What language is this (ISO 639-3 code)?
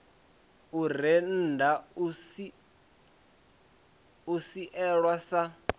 ven